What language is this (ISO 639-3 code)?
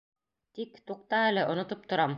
bak